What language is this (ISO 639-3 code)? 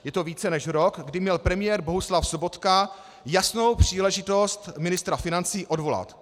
ces